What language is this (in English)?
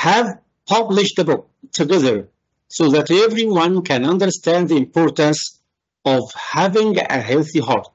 Arabic